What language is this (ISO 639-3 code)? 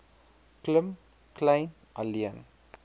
afr